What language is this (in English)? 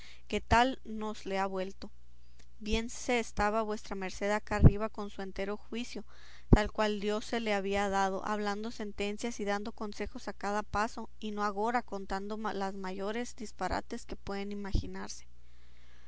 Spanish